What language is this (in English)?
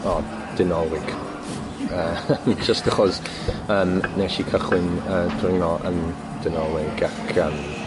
Welsh